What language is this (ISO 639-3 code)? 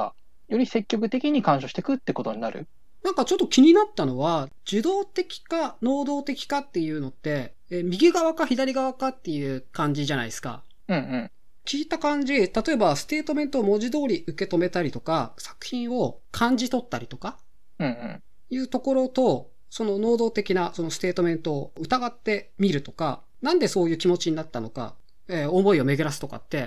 jpn